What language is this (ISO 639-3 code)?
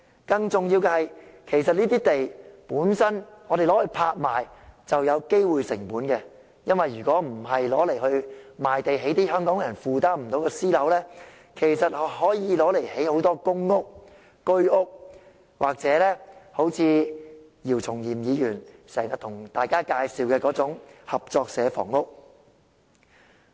yue